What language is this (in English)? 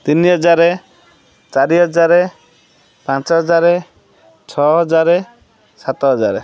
Odia